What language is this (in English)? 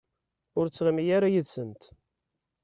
Kabyle